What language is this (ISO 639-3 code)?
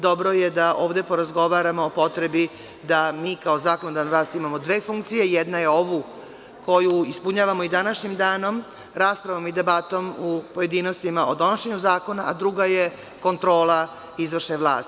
srp